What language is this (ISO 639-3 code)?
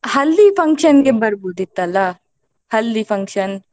kan